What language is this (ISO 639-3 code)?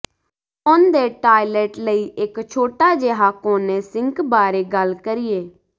pan